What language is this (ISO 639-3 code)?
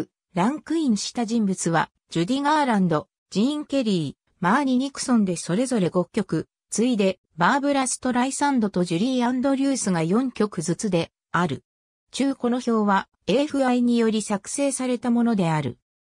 jpn